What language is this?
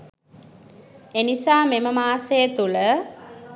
Sinhala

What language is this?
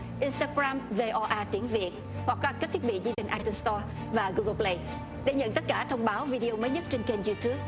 Vietnamese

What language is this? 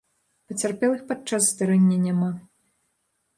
Belarusian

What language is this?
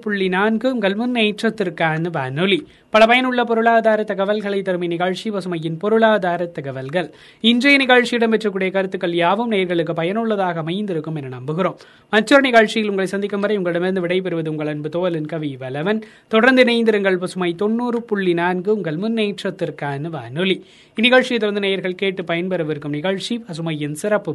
Tamil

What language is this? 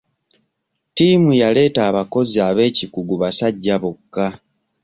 Ganda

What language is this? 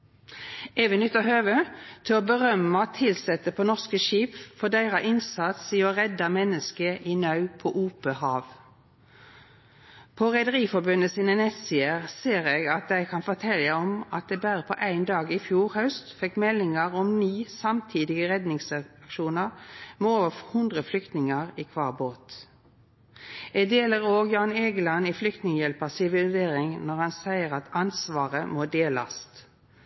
Norwegian Nynorsk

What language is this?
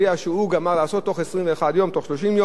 Hebrew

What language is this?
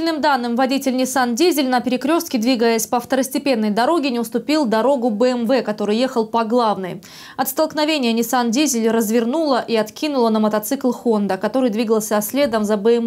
Russian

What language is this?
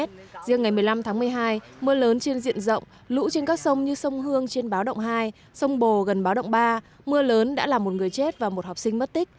Vietnamese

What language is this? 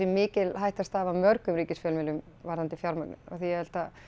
Icelandic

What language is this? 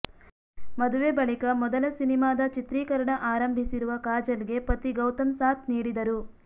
Kannada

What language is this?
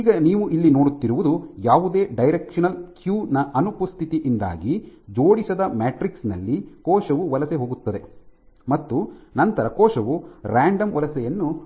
Kannada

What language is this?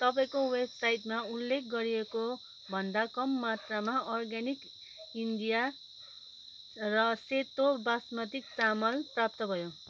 Nepali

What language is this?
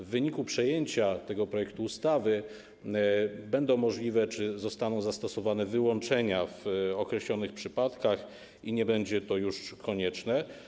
Polish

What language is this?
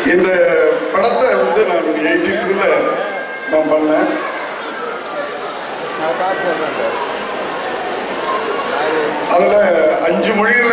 Turkish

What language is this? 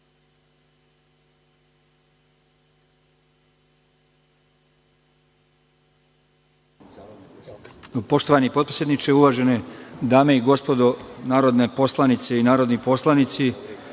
Serbian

